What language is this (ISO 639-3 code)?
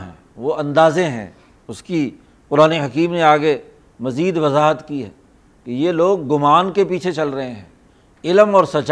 urd